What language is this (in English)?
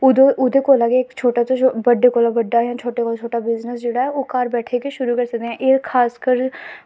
Dogri